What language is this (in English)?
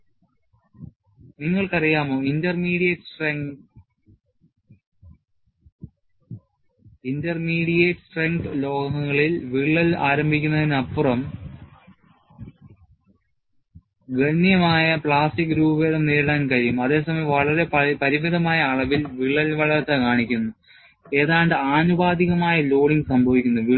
Malayalam